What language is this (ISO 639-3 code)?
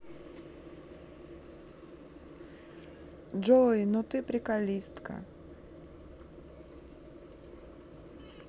rus